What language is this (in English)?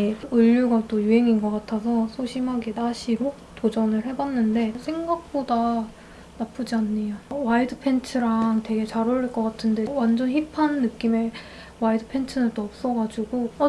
Korean